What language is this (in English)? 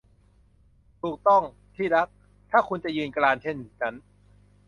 Thai